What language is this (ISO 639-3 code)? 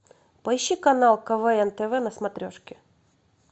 rus